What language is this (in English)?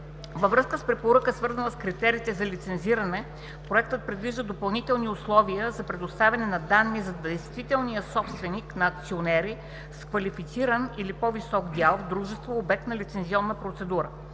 Bulgarian